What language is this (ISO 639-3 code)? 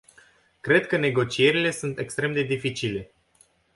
ron